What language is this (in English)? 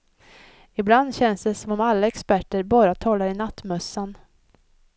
Swedish